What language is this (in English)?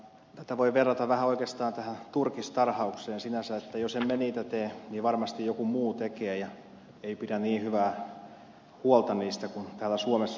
Finnish